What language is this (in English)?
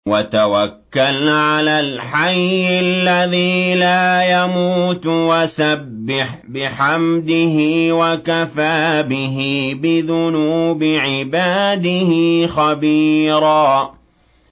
Arabic